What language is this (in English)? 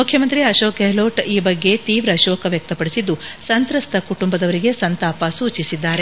Kannada